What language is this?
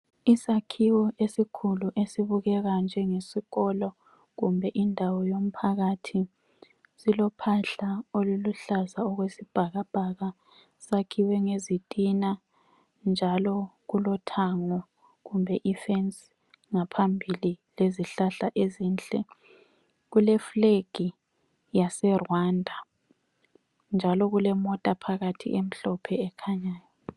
North Ndebele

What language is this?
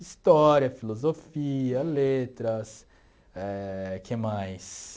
Portuguese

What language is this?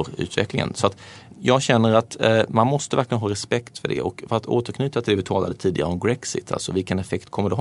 Swedish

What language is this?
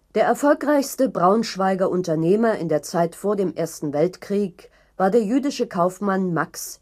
German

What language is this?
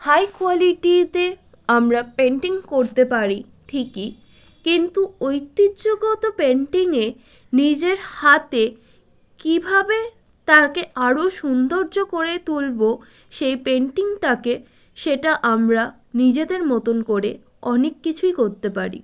Bangla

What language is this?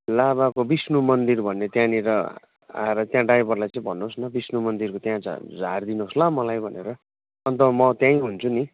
Nepali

